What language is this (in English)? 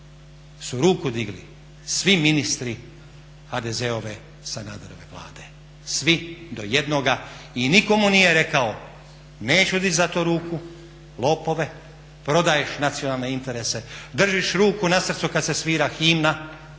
Croatian